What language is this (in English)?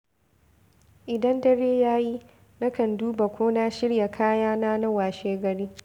Hausa